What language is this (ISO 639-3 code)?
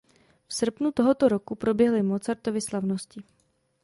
ces